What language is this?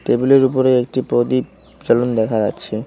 Bangla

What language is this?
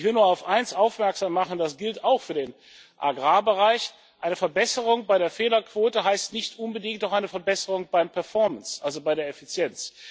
German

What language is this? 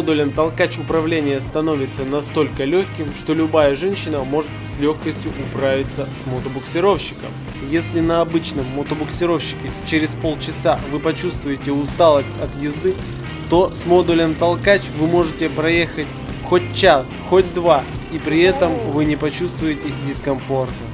Russian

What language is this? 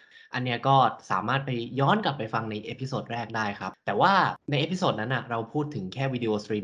Thai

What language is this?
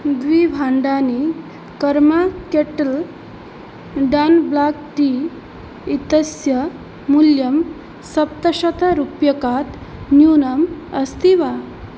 Sanskrit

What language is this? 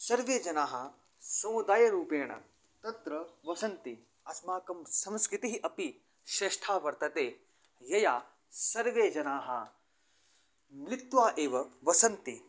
Sanskrit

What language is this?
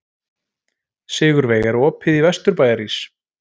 Icelandic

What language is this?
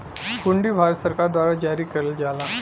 Bhojpuri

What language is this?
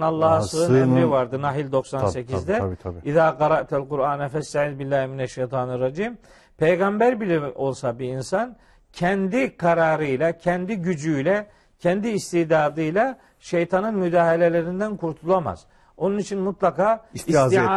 Turkish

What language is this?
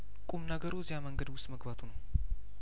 Amharic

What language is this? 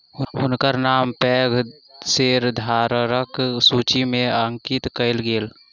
Maithili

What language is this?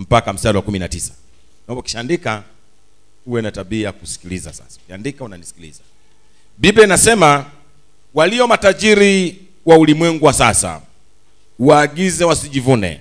Swahili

